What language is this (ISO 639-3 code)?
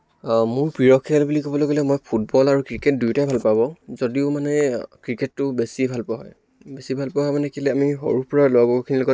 asm